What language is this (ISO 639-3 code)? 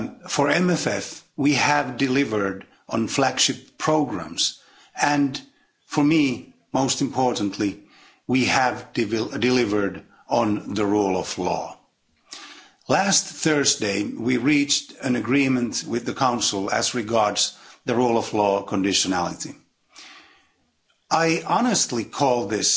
eng